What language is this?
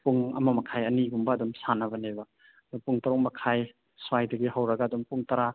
Manipuri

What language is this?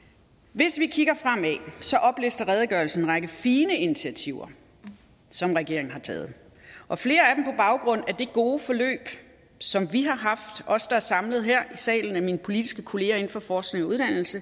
Danish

